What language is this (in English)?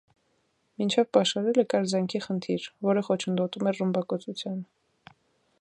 Armenian